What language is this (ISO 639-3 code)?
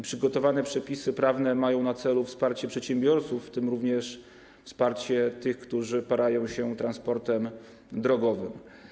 pol